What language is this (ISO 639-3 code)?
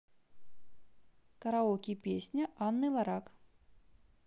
rus